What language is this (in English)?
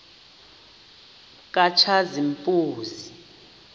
Xhosa